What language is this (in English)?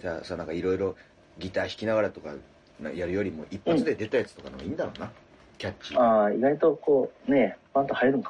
Japanese